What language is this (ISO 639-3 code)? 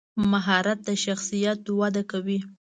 pus